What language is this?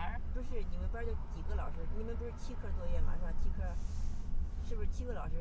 Chinese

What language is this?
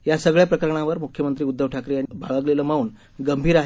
Marathi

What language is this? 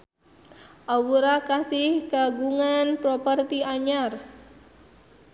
Sundanese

